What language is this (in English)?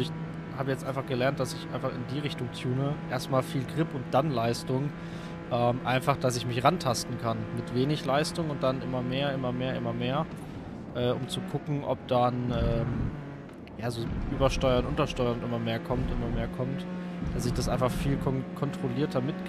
German